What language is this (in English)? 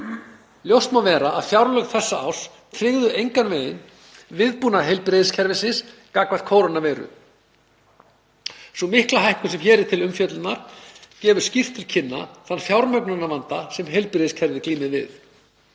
Icelandic